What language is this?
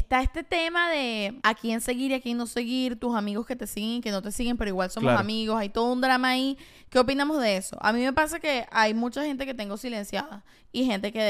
Spanish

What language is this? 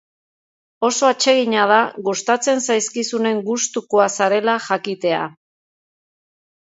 Basque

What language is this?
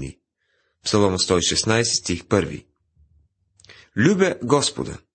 Bulgarian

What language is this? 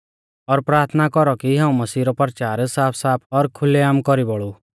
Mahasu Pahari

